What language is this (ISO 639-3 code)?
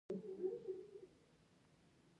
pus